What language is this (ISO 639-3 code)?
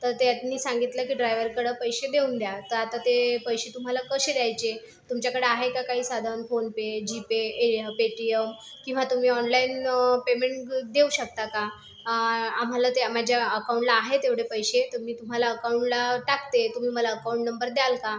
mar